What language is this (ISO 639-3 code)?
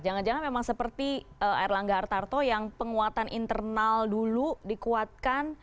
ind